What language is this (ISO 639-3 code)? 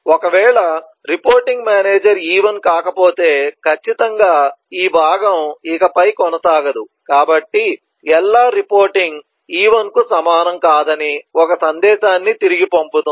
tel